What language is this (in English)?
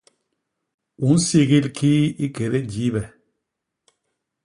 Basaa